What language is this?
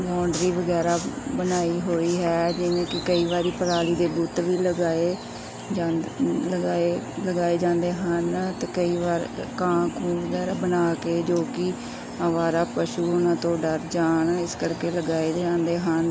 Punjabi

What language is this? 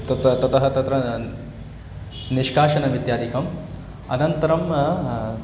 Sanskrit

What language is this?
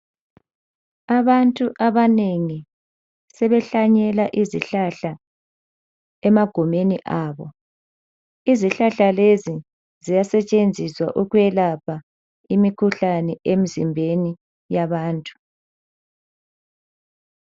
North Ndebele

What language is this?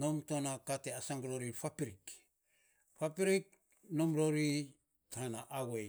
Saposa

